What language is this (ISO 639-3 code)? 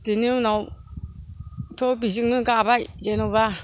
brx